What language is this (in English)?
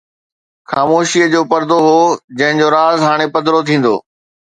Sindhi